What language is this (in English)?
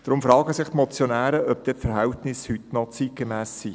Swiss German